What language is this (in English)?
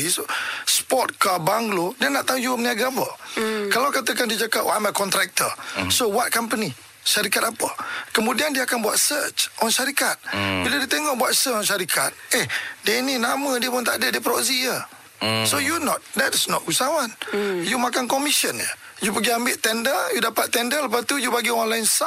Malay